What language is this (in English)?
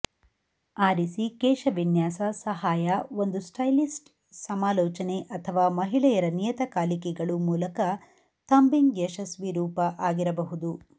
Kannada